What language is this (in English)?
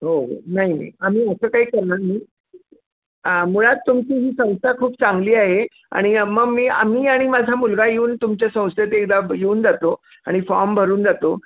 Marathi